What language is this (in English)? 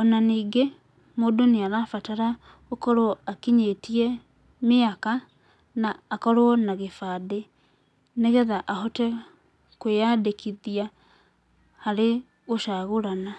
Kikuyu